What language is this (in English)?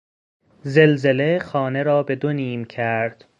Persian